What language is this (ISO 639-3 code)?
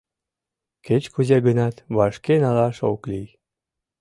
chm